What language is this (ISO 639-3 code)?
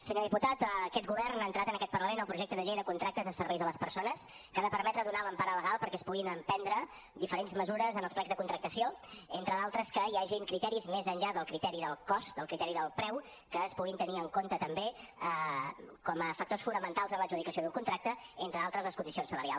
cat